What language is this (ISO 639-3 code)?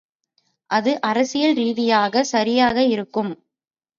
tam